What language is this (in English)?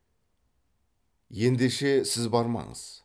Kazakh